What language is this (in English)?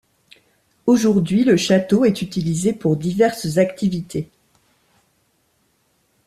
French